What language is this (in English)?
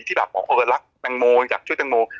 Thai